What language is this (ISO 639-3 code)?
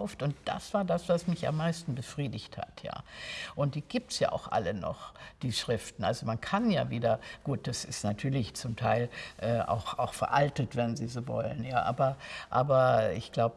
deu